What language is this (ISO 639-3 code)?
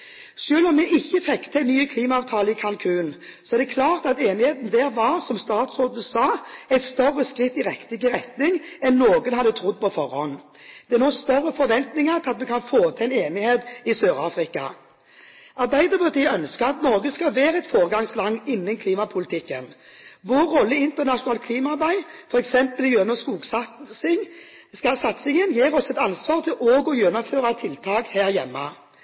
nob